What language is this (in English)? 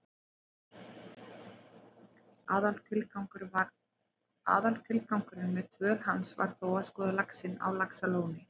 Icelandic